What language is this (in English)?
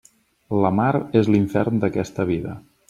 Catalan